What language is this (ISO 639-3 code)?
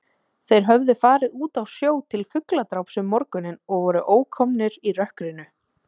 isl